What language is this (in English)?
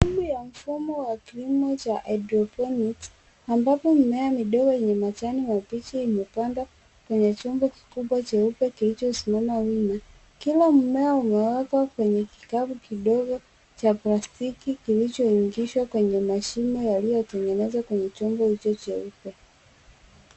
Swahili